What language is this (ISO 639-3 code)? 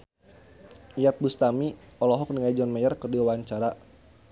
sun